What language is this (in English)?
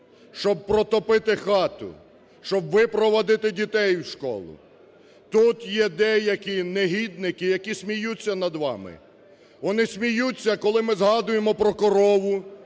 Ukrainian